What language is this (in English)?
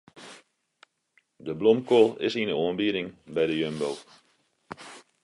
Western Frisian